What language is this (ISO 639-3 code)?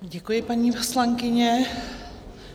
ces